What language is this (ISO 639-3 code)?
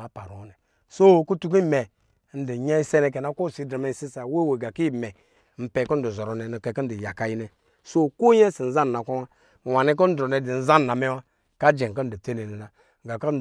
mgi